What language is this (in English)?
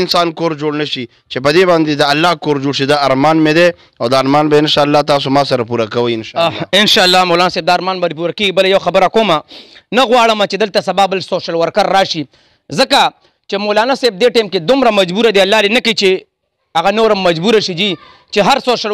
Arabic